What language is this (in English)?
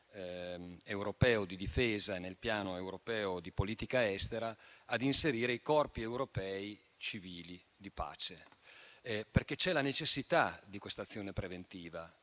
Italian